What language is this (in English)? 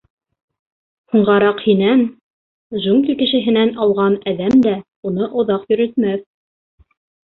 Bashkir